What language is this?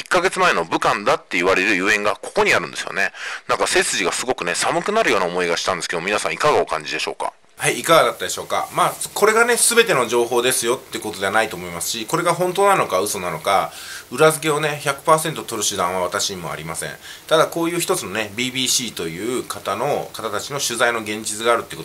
Japanese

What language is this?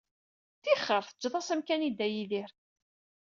Kabyle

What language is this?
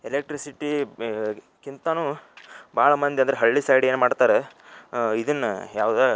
Kannada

